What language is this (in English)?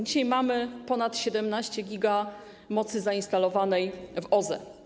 Polish